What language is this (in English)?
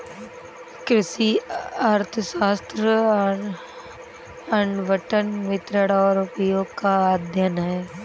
Hindi